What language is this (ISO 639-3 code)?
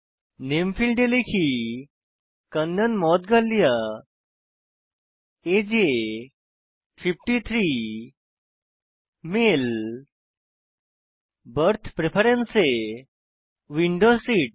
ben